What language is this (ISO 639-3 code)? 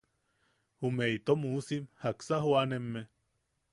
yaq